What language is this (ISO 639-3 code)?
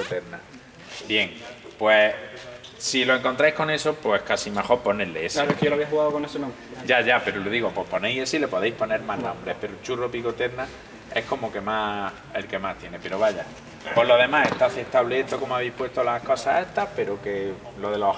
spa